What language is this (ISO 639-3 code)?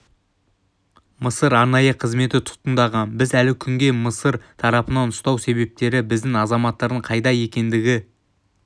kaz